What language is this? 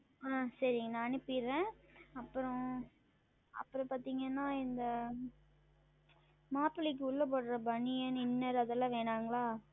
Tamil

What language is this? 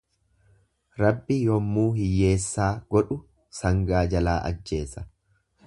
Oromo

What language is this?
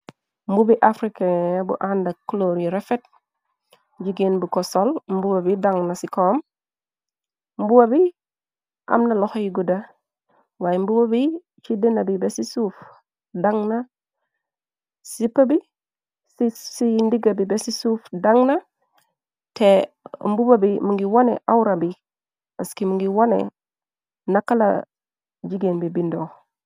Wolof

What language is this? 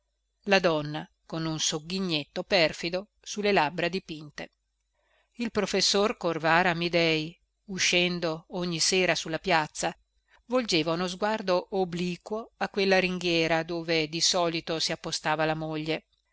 Italian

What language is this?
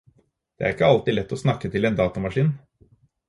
Norwegian Bokmål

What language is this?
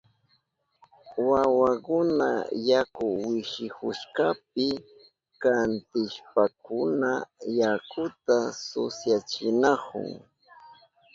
Southern Pastaza Quechua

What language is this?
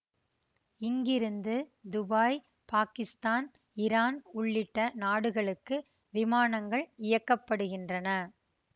Tamil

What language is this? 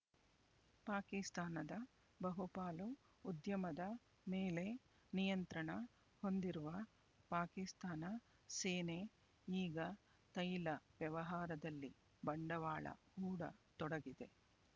Kannada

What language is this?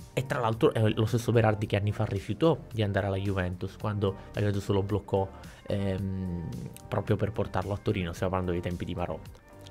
Italian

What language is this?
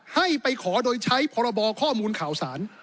Thai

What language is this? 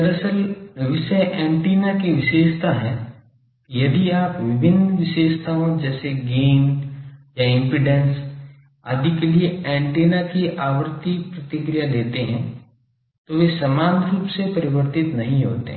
Hindi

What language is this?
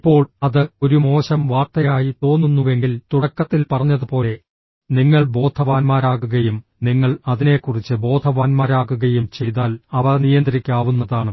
Malayalam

